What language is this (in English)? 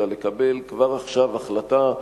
Hebrew